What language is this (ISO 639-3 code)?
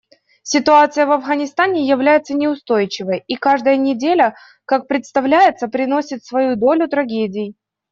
rus